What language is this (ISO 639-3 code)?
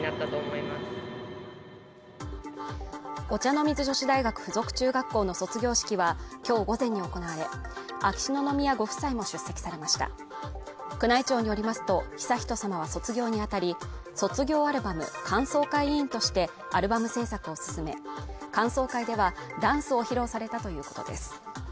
jpn